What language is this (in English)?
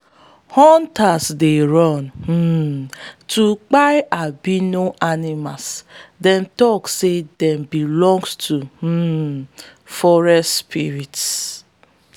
Nigerian Pidgin